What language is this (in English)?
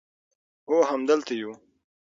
Pashto